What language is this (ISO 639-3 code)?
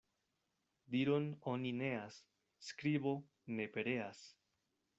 epo